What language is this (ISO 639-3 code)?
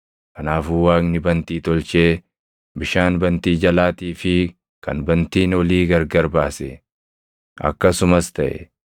orm